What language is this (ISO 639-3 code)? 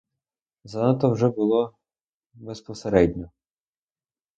ukr